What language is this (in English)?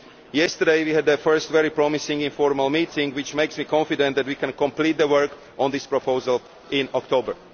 English